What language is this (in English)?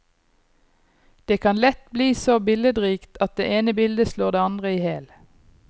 Norwegian